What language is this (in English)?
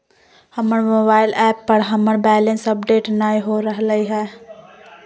Magahi